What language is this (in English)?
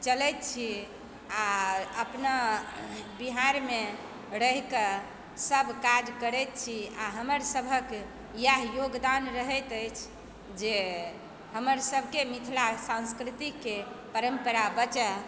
Maithili